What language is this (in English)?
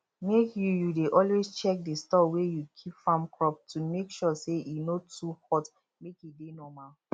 Nigerian Pidgin